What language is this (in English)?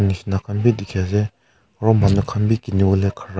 Naga Pidgin